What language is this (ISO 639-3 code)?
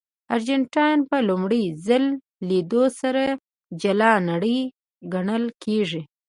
pus